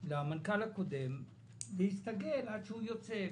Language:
Hebrew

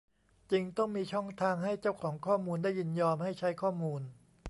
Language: Thai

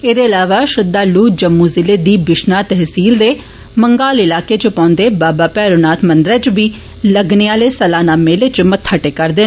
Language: Dogri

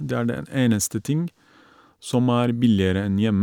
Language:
Norwegian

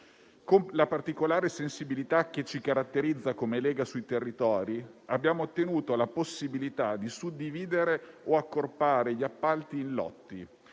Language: Italian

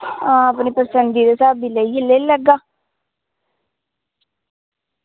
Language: Dogri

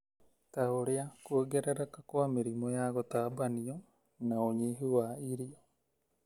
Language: Kikuyu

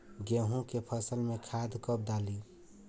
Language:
Bhojpuri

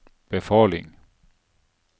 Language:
Norwegian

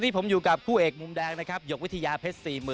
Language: Thai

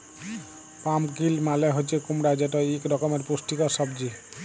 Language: Bangla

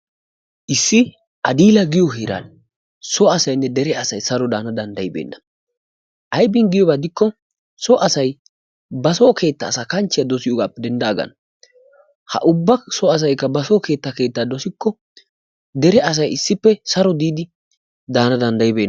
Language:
Wolaytta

